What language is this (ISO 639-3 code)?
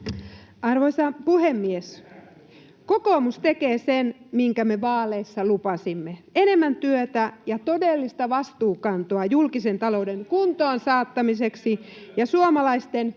fin